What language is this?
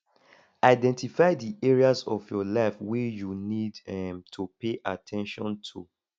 Nigerian Pidgin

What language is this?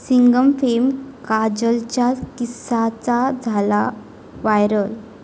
Marathi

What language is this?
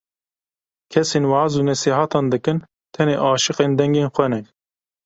Kurdish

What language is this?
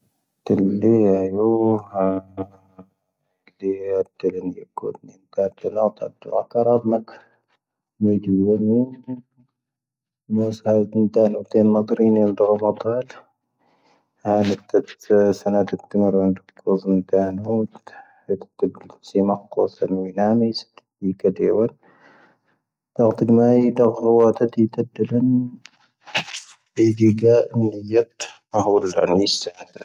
Tahaggart Tamahaq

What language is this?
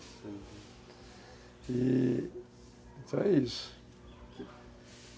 Portuguese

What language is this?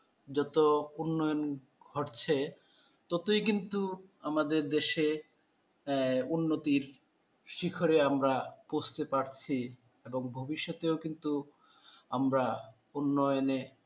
Bangla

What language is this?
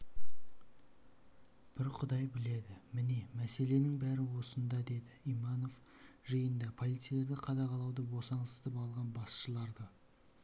Kazakh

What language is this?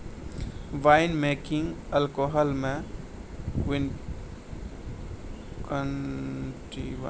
Maithili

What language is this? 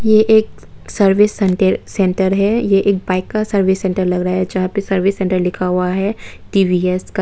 Hindi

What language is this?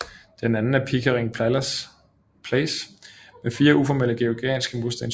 Danish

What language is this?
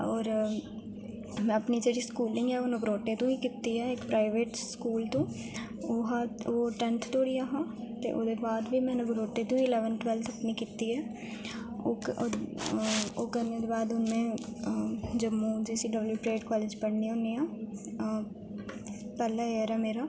Dogri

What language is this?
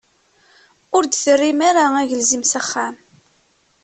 Kabyle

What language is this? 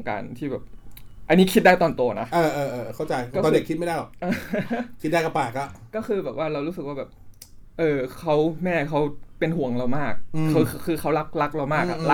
Thai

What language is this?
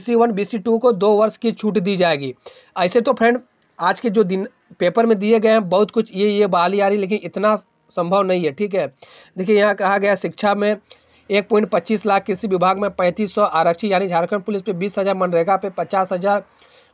Hindi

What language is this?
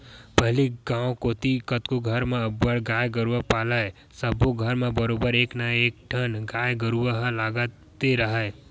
Chhattisgarhi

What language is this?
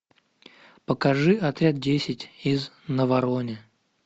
Russian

